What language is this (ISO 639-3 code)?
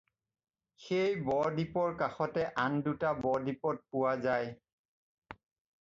asm